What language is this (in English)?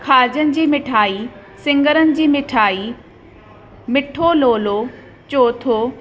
Sindhi